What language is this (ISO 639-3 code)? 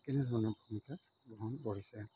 asm